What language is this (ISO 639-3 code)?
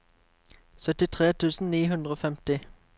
nor